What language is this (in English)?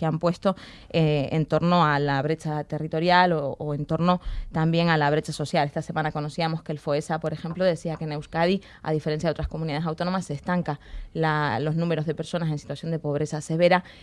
Spanish